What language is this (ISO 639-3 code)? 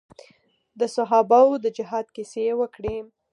pus